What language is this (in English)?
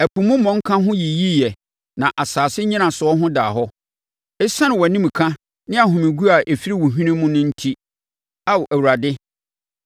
Akan